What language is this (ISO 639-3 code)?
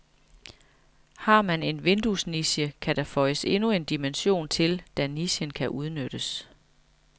dan